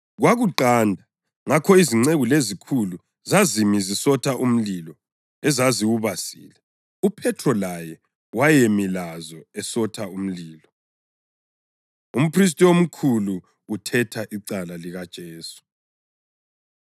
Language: North Ndebele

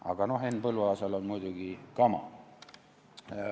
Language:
Estonian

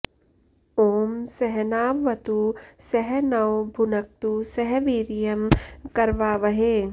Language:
Sanskrit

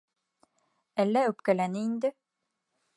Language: Bashkir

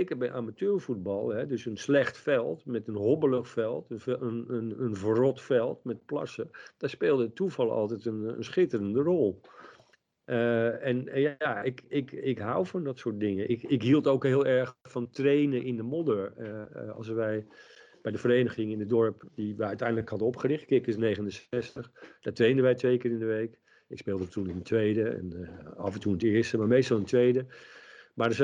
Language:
Dutch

